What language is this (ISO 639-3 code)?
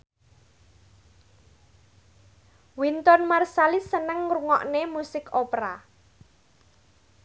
jav